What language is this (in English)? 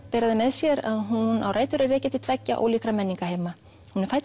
Icelandic